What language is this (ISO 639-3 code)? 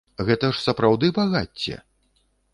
bel